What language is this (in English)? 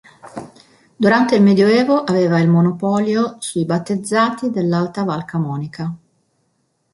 Italian